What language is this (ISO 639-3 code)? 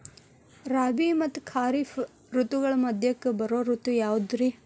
kan